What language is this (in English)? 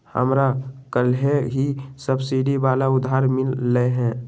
Magahi